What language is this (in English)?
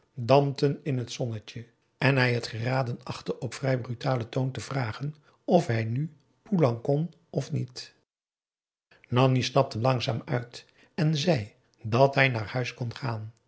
Dutch